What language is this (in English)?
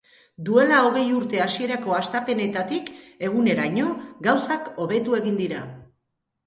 Basque